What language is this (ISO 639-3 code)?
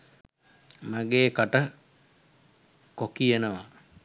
sin